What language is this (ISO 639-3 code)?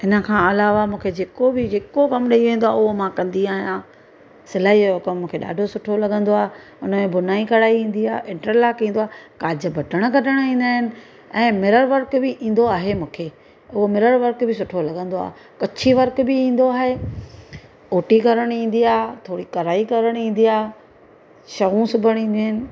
snd